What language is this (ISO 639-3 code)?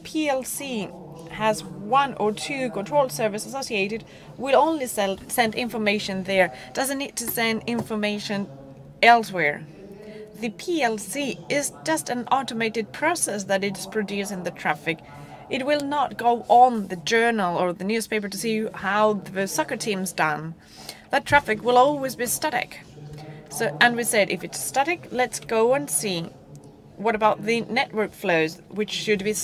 eng